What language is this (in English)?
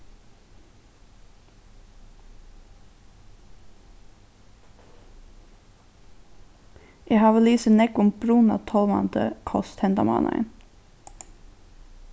Faroese